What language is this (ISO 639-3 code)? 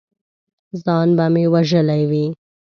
pus